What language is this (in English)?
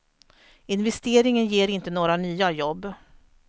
Swedish